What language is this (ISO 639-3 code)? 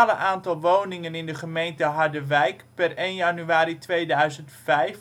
nld